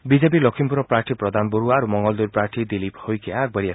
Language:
Assamese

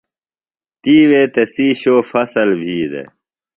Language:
Phalura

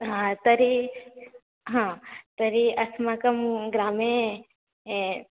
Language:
Sanskrit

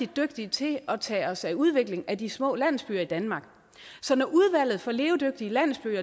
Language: Danish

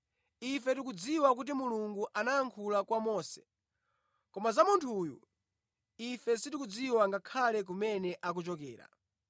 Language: Nyanja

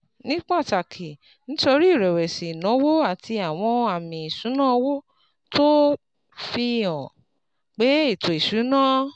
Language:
Yoruba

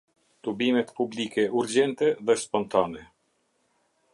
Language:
Albanian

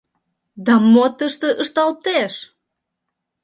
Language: Mari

